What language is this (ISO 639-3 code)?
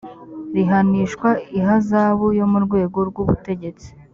kin